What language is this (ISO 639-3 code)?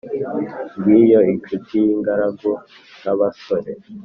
kin